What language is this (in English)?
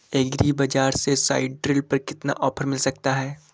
Hindi